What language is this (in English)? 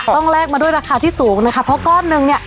Thai